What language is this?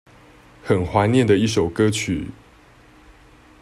Chinese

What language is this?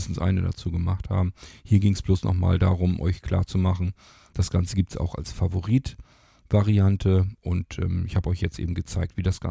German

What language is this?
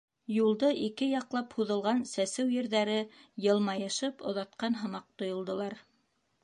Bashkir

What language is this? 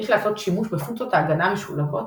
Hebrew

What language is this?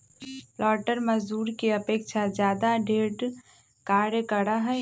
Magahi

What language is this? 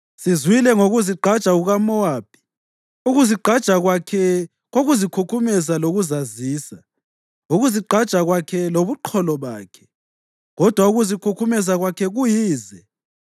North Ndebele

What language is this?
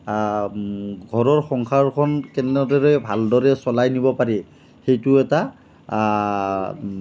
Assamese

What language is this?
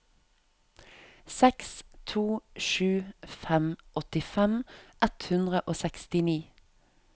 Norwegian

